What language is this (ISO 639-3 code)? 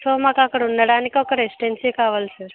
tel